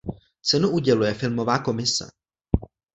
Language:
Czech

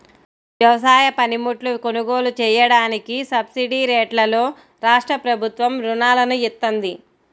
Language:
Telugu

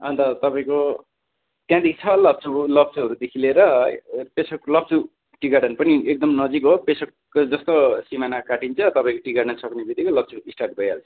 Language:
Nepali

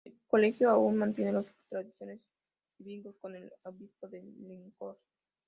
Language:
Spanish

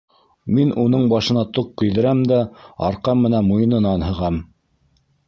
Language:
Bashkir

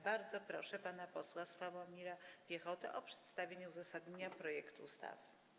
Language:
Polish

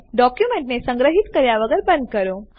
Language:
Gujarati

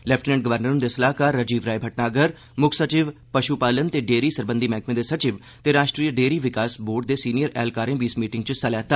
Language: Dogri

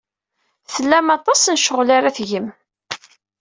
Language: Kabyle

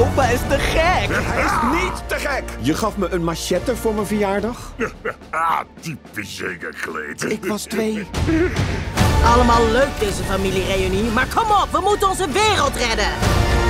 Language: Dutch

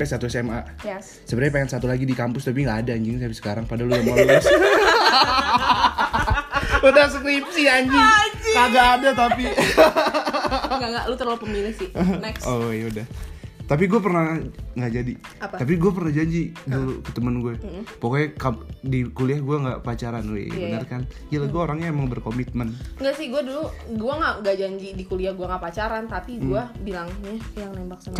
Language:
Indonesian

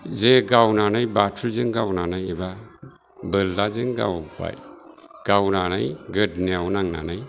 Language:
Bodo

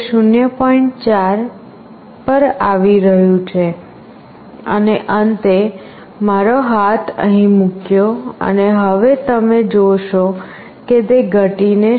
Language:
Gujarati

